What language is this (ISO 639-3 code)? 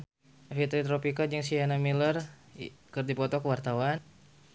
sun